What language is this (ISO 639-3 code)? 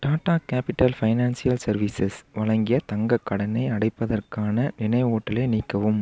tam